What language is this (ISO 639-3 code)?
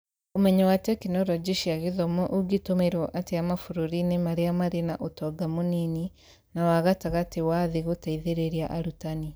kik